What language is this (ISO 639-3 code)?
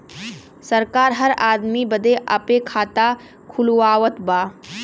bho